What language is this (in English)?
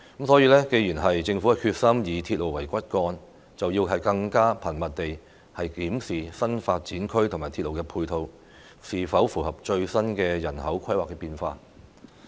Cantonese